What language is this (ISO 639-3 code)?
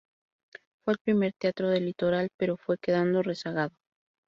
spa